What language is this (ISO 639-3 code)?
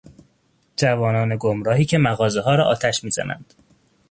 fas